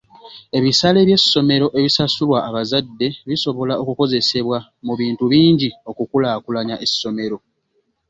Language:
Ganda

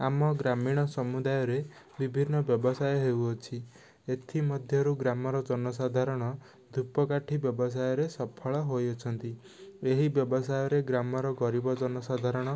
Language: Odia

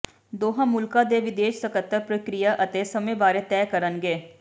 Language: Punjabi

